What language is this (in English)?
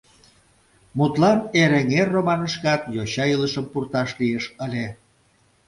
Mari